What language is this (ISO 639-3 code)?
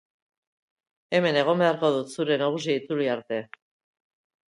eus